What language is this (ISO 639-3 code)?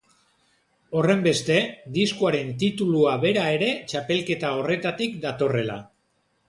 eus